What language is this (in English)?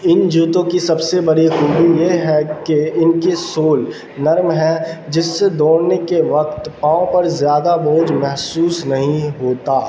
Urdu